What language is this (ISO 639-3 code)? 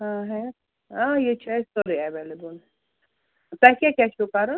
kas